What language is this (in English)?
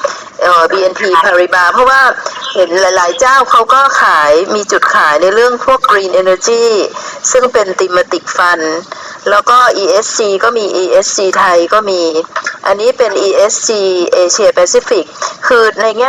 Thai